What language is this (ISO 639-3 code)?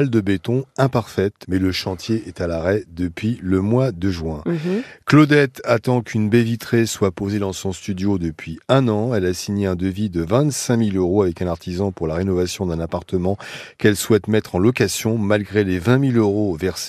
fra